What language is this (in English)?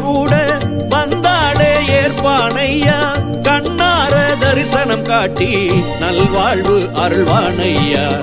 Tamil